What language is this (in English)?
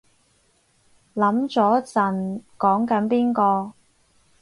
Cantonese